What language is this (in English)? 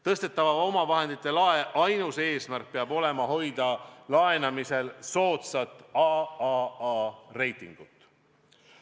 Estonian